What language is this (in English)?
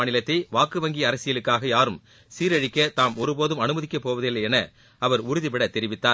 Tamil